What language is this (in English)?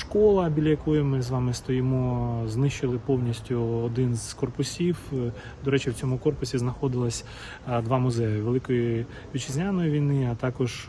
Ukrainian